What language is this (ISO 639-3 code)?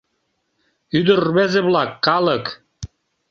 chm